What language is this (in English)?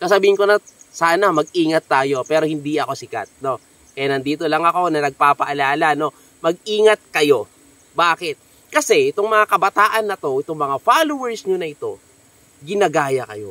Filipino